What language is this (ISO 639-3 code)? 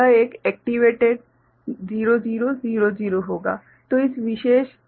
hin